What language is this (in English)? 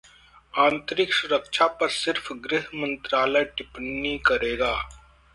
Hindi